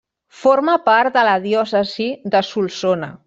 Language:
Catalan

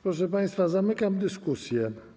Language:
Polish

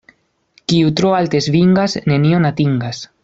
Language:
Esperanto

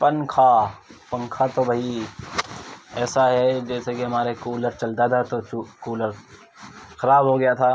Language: Urdu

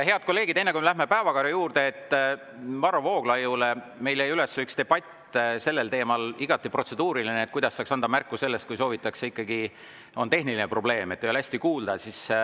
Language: Estonian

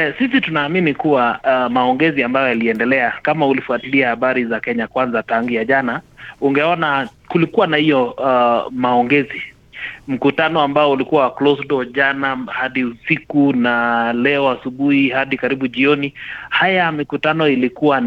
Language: Swahili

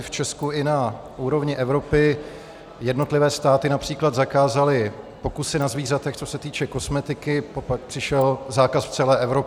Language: Czech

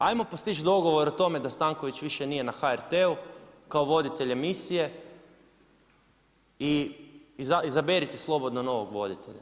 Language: Croatian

